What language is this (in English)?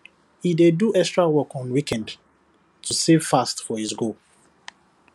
Nigerian Pidgin